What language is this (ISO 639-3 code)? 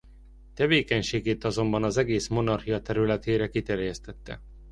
hun